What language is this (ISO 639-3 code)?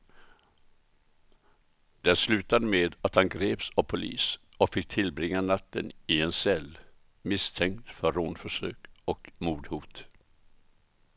swe